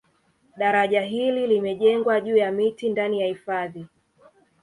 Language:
Swahili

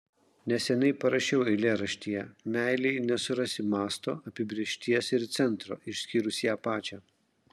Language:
Lithuanian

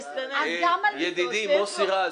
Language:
Hebrew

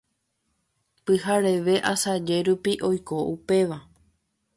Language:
Guarani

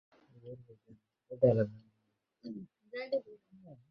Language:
Bangla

